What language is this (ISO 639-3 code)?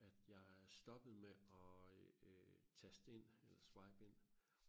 dan